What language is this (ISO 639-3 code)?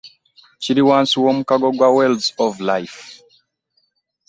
lug